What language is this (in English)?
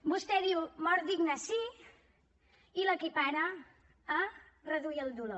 Catalan